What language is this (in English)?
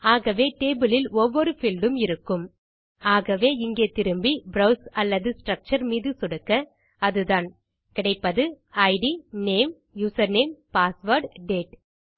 Tamil